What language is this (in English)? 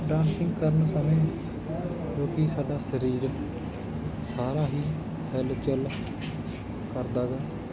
Punjabi